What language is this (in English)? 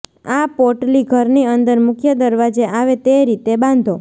Gujarati